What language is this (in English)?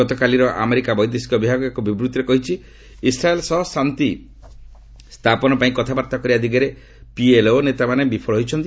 Odia